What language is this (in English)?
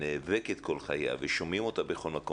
Hebrew